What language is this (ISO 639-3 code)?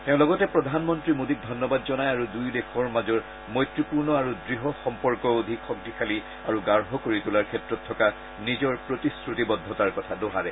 asm